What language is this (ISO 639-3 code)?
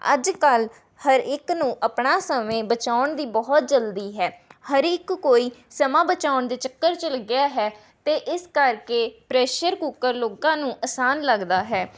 pan